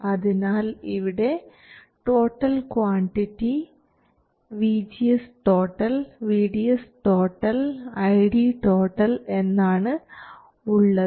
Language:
Malayalam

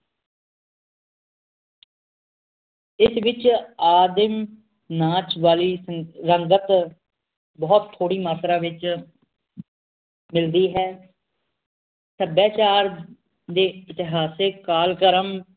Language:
Punjabi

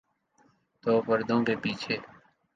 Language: Urdu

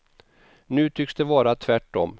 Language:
Swedish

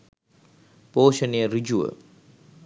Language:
Sinhala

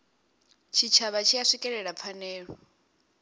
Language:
Venda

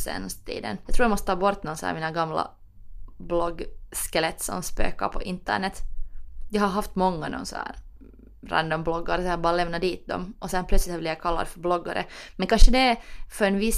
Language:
Swedish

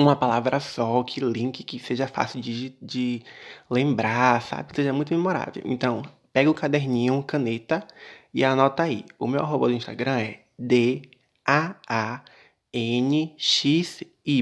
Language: Portuguese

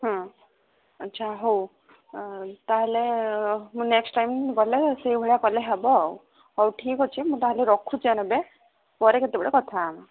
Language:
Odia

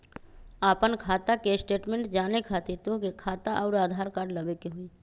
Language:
Magahi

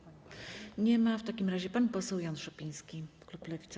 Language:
Polish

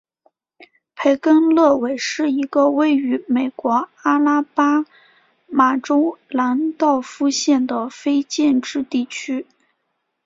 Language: Chinese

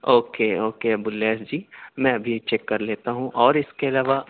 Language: Urdu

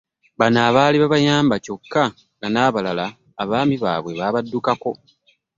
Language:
Ganda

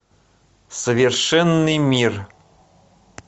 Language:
Russian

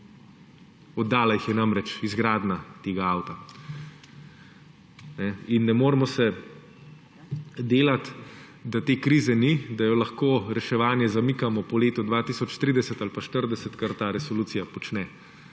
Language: Slovenian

